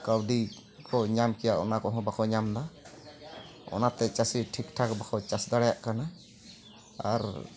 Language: Santali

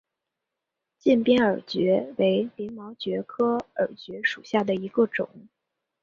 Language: Chinese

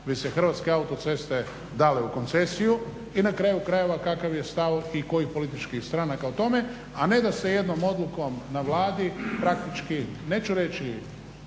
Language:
Croatian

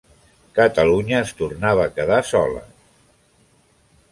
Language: Catalan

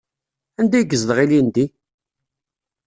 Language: Kabyle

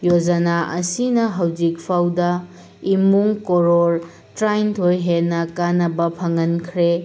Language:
Manipuri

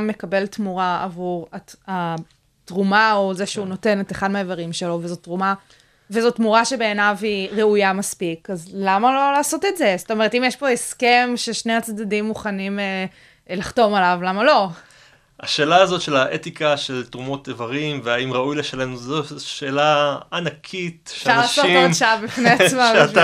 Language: Hebrew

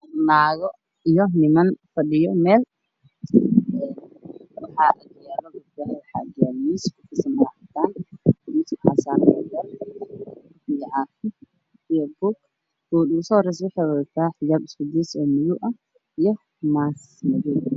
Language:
Somali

